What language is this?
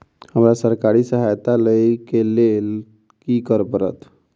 Maithili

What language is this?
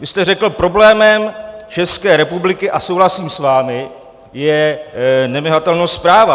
Czech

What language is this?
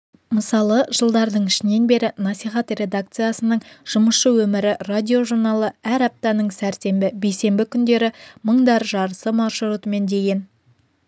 Kazakh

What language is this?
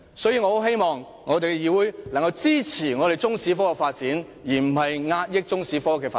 Cantonese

